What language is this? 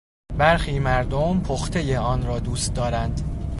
Persian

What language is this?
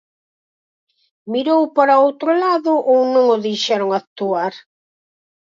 Galician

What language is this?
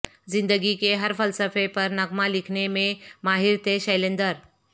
Urdu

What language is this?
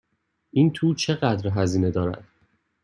Persian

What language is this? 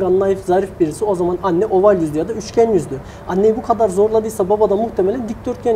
Turkish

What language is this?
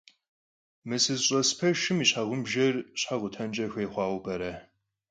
Kabardian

